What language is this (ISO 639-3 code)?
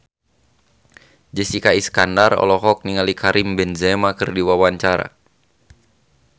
sun